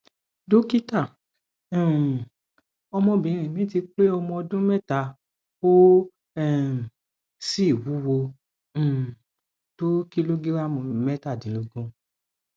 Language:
Yoruba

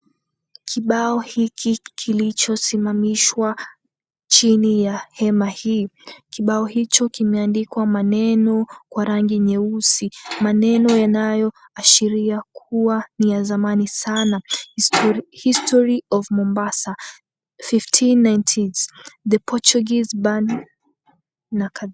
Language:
Swahili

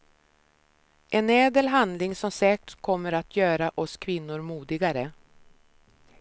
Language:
Swedish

